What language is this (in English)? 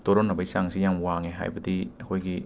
Manipuri